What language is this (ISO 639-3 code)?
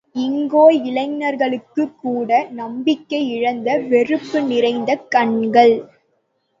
tam